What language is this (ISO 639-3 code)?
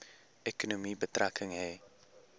afr